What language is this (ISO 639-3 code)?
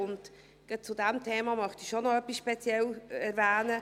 gsw